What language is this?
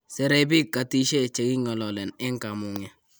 Kalenjin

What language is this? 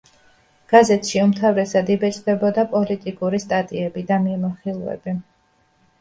Georgian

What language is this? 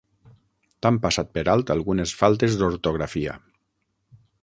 Catalan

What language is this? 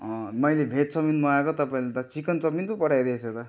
Nepali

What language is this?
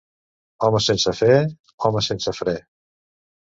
Catalan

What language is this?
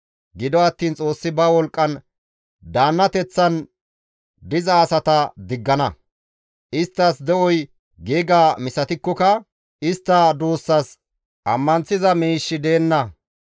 Gamo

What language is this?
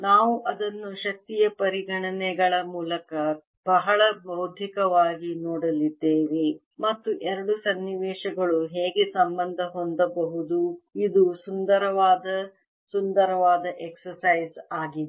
Kannada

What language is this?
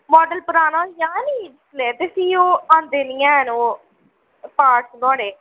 Dogri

